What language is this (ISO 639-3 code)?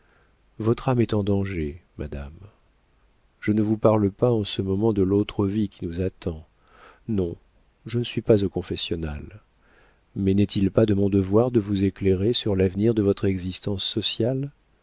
fra